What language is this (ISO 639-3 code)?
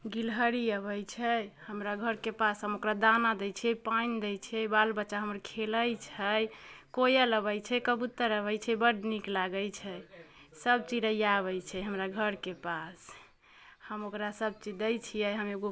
mai